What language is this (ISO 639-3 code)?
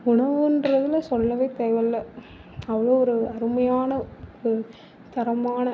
tam